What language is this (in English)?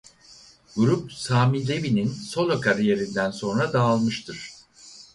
Turkish